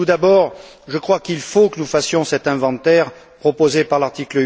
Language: French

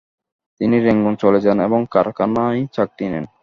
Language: Bangla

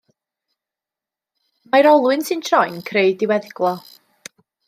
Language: Welsh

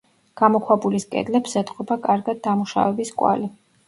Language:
Georgian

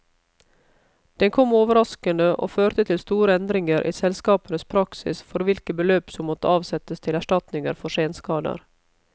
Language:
Norwegian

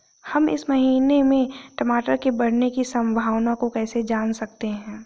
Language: Hindi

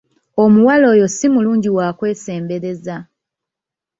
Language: Ganda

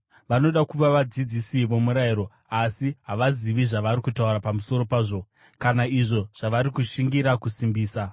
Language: Shona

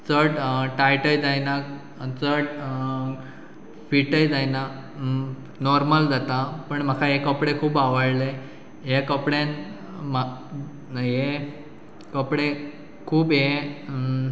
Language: Konkani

